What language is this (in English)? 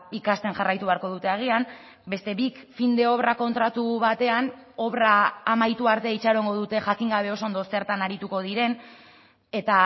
Basque